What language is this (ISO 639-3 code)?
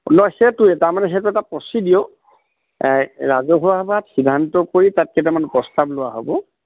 asm